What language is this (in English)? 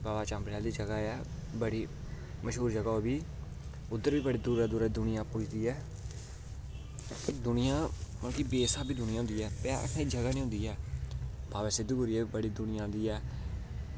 Dogri